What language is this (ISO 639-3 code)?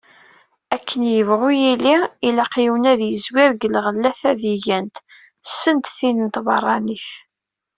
kab